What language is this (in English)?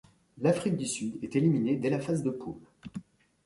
French